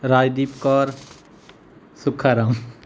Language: Punjabi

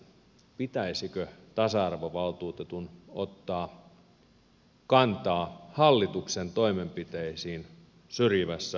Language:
Finnish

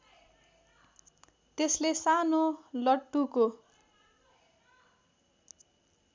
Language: Nepali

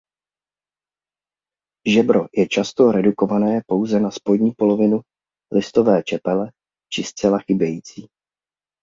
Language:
Czech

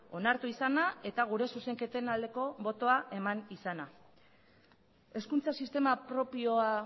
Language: Basque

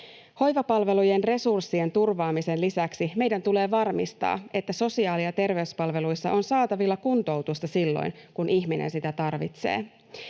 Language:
Finnish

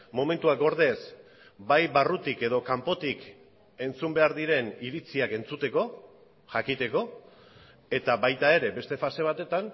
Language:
Basque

